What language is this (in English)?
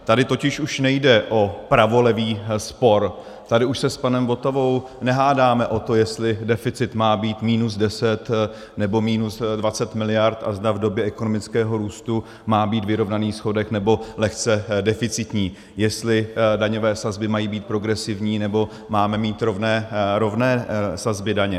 Czech